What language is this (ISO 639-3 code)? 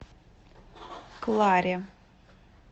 rus